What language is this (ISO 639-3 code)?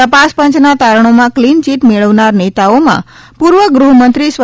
guj